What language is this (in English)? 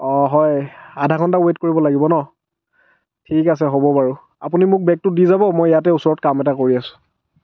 Assamese